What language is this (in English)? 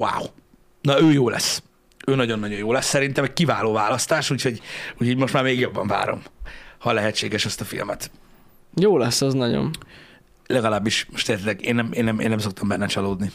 Hungarian